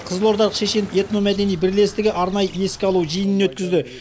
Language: Kazakh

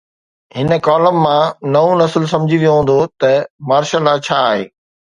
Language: Sindhi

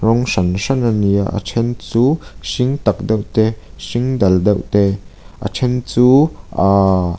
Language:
Mizo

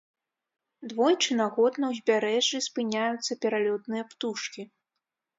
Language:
Belarusian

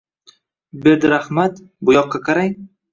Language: Uzbek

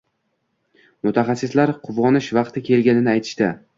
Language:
Uzbek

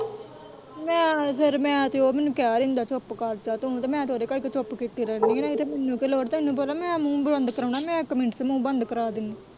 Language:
Punjabi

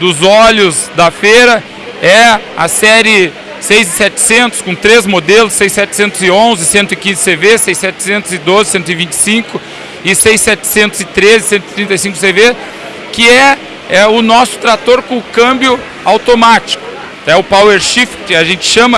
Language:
Portuguese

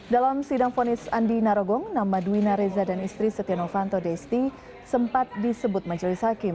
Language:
Indonesian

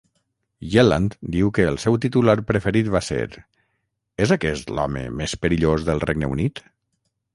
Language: Catalan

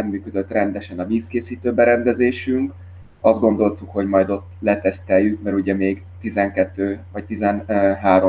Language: Hungarian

